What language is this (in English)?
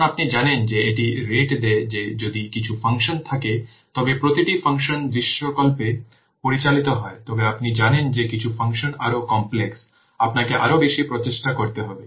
Bangla